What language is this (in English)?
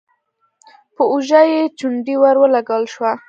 Pashto